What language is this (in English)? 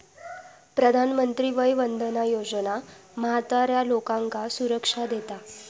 Marathi